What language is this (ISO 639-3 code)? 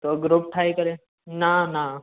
snd